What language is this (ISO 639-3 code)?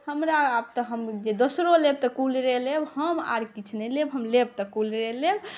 mai